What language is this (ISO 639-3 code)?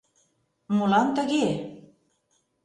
chm